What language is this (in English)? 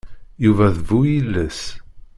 Kabyle